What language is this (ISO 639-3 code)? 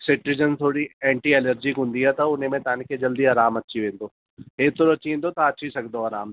snd